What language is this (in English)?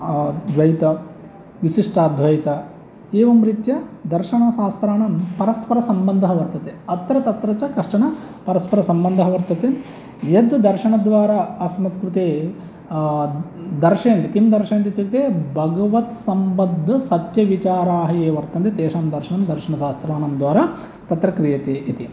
Sanskrit